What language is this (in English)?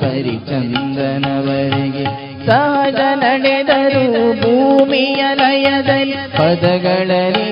Kannada